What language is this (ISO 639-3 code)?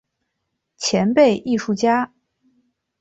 zho